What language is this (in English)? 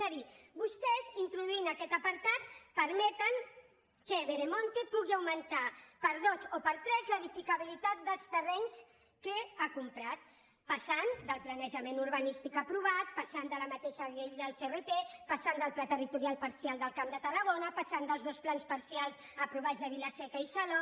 Catalan